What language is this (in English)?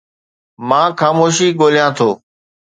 Sindhi